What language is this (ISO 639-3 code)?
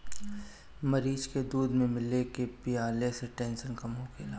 bho